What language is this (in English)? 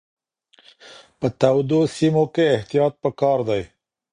Pashto